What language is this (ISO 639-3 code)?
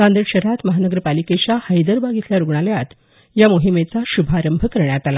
mar